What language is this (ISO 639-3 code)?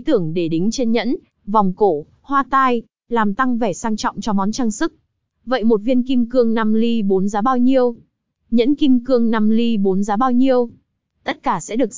vie